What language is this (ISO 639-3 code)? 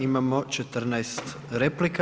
hrv